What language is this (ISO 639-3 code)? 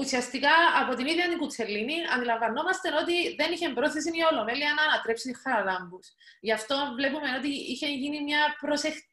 ell